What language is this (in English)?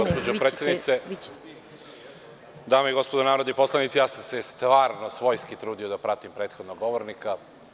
Serbian